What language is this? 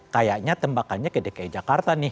Indonesian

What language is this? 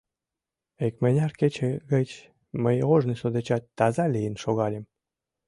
Mari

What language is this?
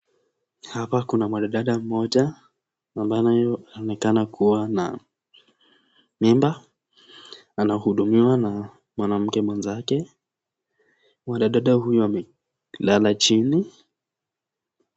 Swahili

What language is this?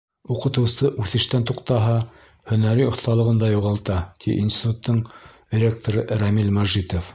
Bashkir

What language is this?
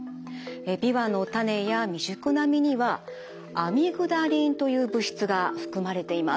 Japanese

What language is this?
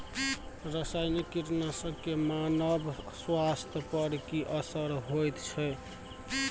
Maithili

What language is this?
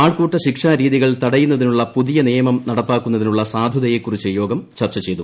Malayalam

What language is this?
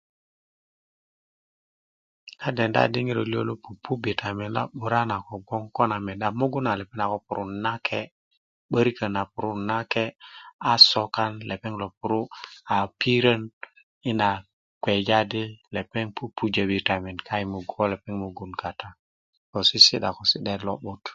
Kuku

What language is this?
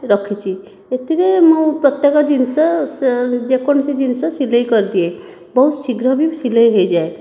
Odia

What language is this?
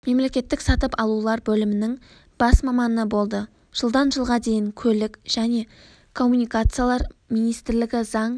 Kazakh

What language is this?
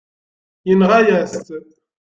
Kabyle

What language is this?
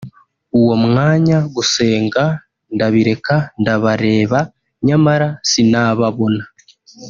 Kinyarwanda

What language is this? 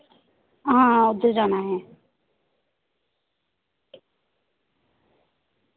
Dogri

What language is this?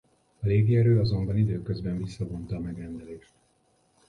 Hungarian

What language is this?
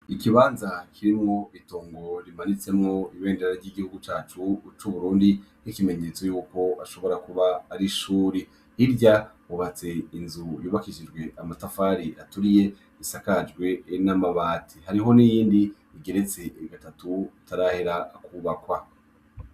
Rundi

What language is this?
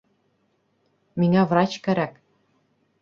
Bashkir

